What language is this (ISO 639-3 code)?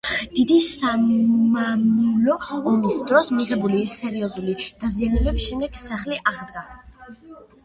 kat